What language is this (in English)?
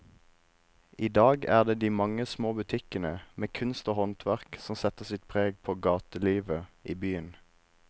Norwegian